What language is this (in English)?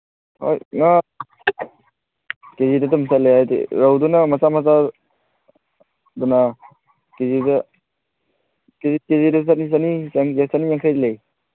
Manipuri